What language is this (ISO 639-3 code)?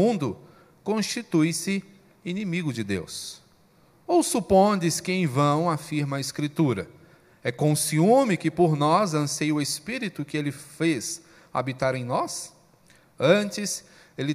por